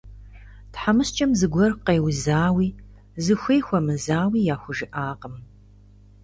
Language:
Kabardian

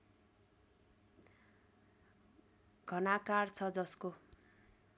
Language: Nepali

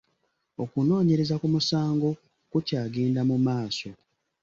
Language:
Ganda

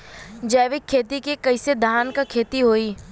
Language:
Bhojpuri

